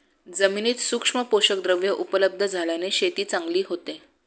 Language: Marathi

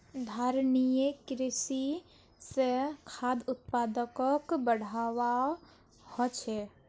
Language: Magahi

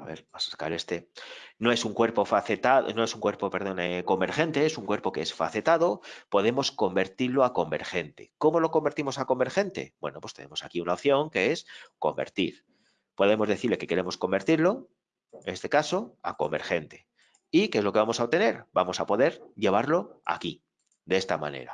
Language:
Spanish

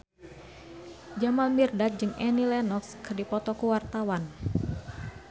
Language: Sundanese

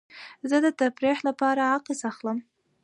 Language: Pashto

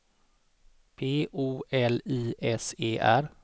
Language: Swedish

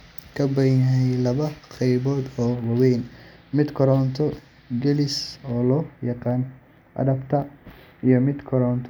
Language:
Somali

